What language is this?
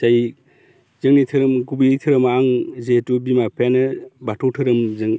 Bodo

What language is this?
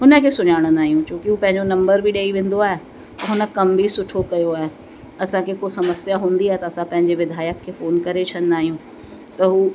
Sindhi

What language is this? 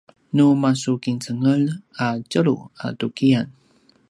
Paiwan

